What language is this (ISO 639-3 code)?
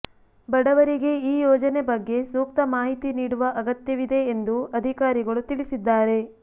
kan